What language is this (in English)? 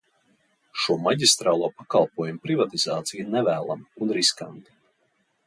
Latvian